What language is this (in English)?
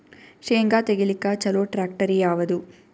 Kannada